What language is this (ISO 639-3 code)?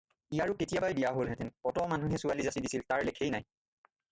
asm